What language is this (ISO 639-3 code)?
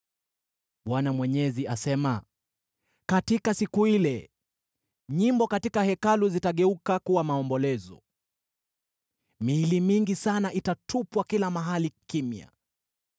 swa